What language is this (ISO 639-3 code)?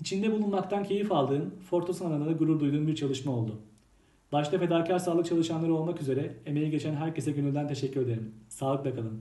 tur